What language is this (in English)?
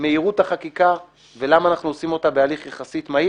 Hebrew